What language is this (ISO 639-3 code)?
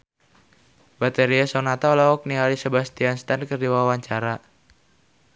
sun